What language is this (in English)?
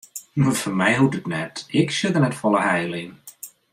Western Frisian